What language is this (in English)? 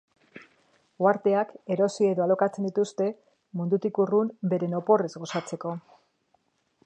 Basque